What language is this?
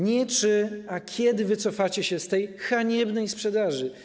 Polish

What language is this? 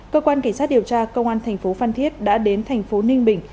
Vietnamese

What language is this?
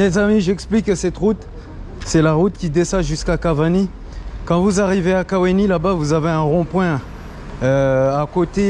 French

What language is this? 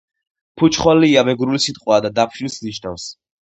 Georgian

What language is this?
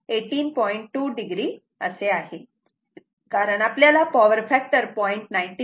Marathi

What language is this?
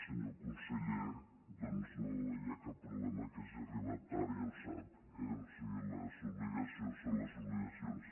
Catalan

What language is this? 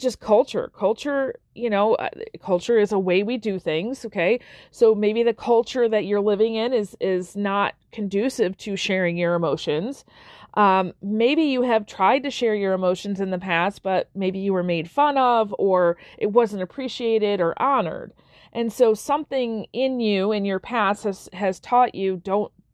English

